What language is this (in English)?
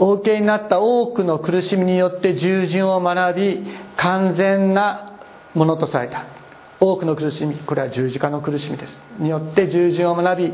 Japanese